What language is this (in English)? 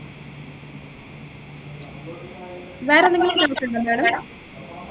Malayalam